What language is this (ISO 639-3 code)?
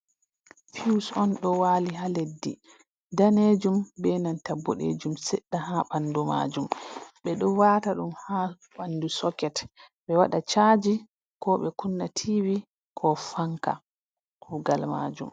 ful